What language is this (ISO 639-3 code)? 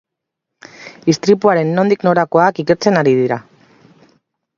eus